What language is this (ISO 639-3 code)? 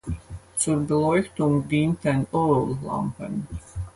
deu